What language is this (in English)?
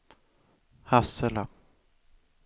Swedish